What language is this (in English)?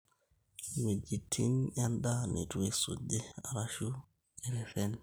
Masai